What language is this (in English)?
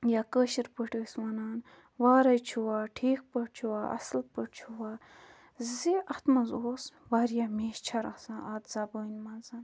Kashmiri